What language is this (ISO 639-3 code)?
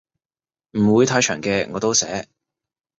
yue